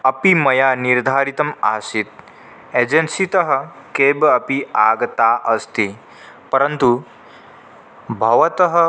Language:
Sanskrit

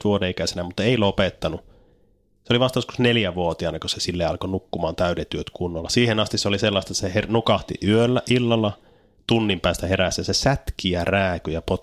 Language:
Finnish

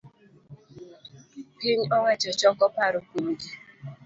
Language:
Luo (Kenya and Tanzania)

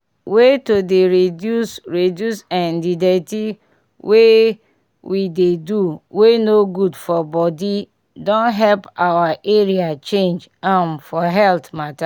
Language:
Nigerian Pidgin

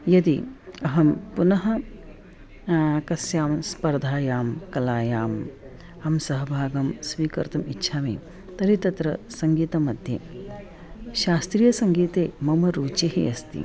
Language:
Sanskrit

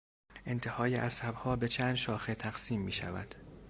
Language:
Persian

